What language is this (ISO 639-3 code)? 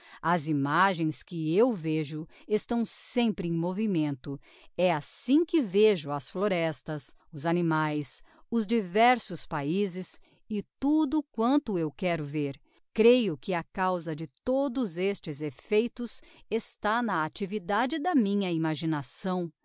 por